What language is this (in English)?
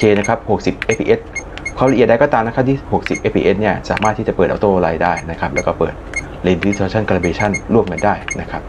Thai